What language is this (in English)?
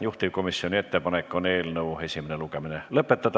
Estonian